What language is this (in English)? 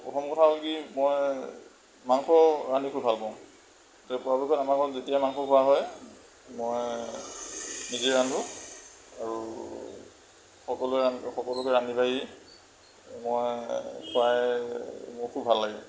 Assamese